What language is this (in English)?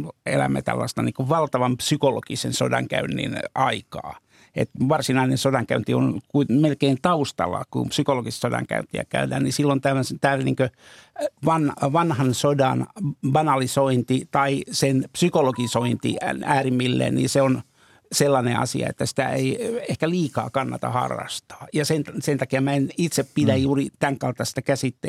Finnish